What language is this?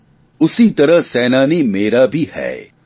Gujarati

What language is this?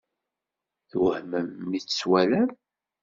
Kabyle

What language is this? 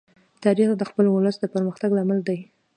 Pashto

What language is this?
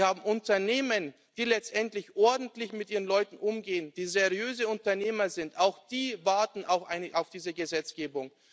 German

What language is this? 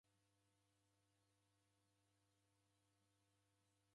Taita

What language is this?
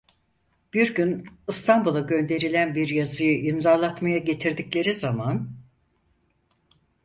Turkish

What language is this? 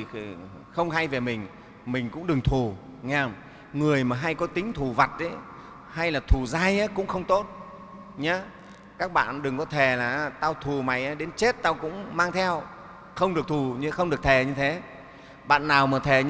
Vietnamese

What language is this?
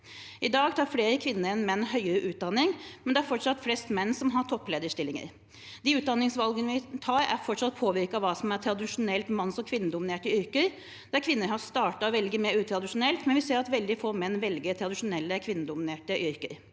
Norwegian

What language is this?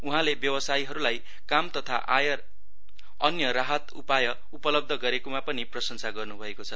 Nepali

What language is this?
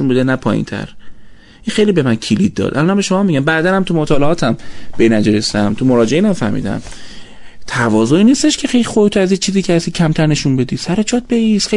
Persian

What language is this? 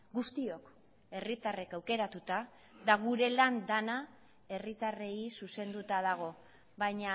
Basque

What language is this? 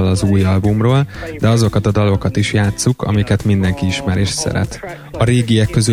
Hungarian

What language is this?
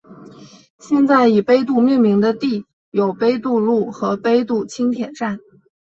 Chinese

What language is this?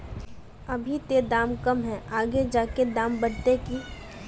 Magahi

